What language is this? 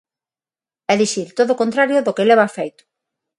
Galician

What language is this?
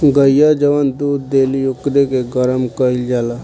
Bhojpuri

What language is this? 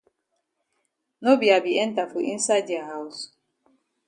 Cameroon Pidgin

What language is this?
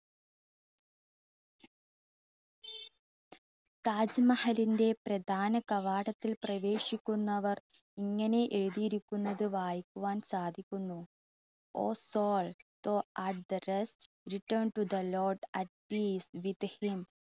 Malayalam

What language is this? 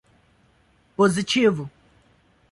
Portuguese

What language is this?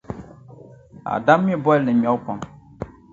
Dagbani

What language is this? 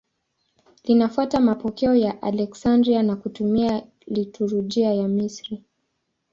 Swahili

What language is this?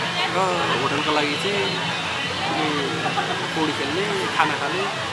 Indonesian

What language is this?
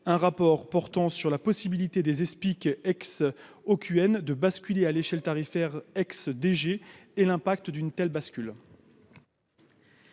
French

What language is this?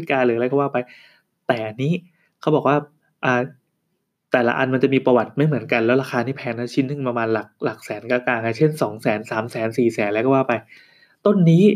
Thai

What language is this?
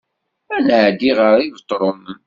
Kabyle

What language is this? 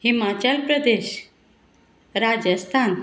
Konkani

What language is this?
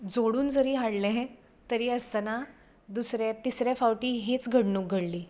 Konkani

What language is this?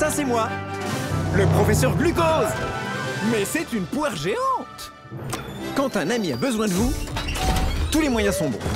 French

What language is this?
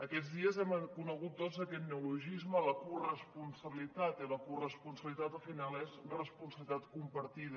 Catalan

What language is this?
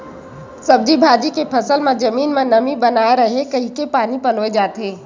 Chhattisgarhi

